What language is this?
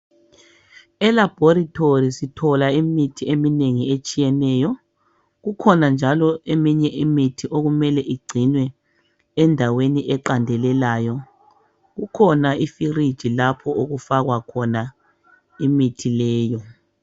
North Ndebele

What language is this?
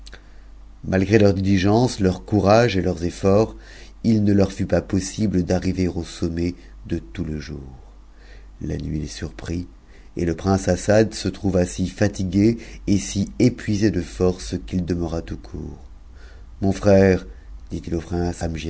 French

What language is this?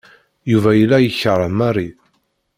Kabyle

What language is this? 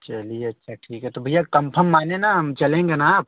Hindi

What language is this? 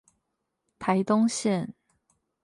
Chinese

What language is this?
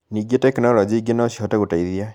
Kikuyu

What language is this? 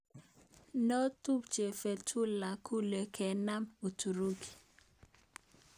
Kalenjin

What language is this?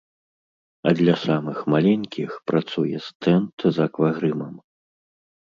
Belarusian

